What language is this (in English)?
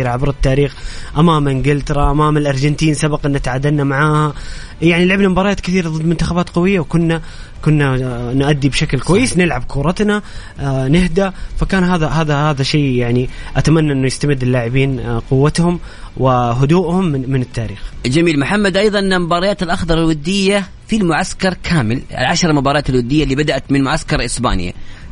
Arabic